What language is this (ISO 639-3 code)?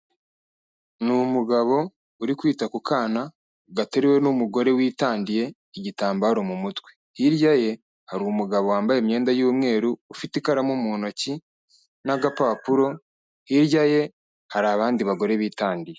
kin